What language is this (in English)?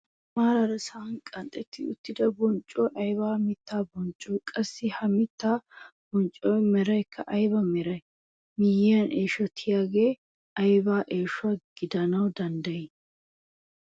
Wolaytta